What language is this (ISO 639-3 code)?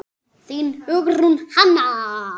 isl